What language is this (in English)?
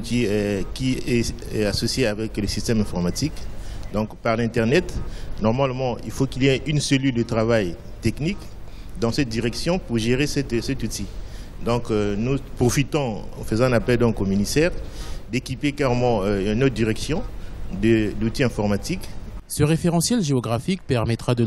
French